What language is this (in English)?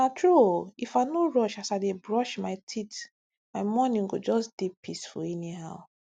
Nigerian Pidgin